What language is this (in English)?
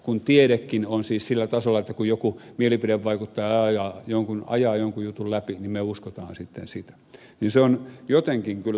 Finnish